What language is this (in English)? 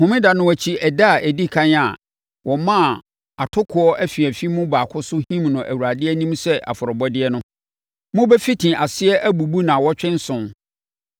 Akan